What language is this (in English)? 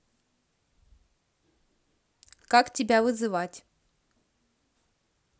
Russian